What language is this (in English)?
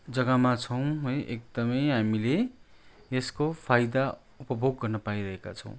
Nepali